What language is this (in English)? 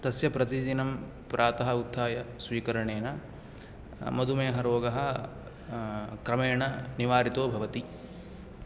Sanskrit